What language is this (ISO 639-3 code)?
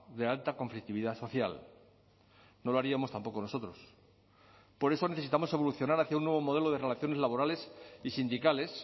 spa